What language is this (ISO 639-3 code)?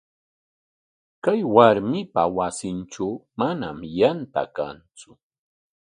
qwa